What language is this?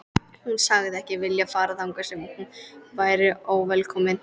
Icelandic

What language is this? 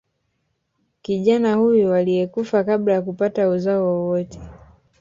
Swahili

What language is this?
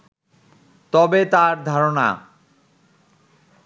Bangla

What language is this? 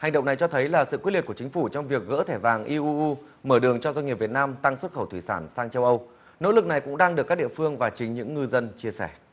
Vietnamese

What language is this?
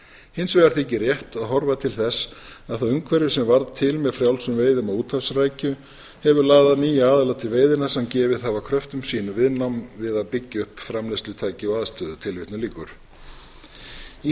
Icelandic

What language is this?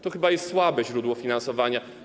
Polish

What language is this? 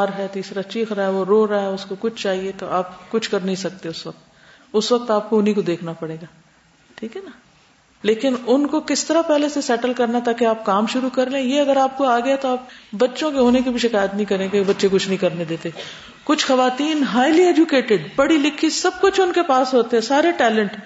Urdu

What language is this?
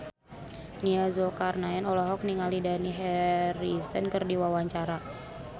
Sundanese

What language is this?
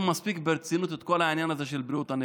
Hebrew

